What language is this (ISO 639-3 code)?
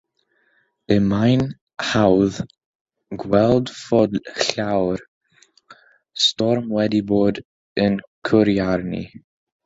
cym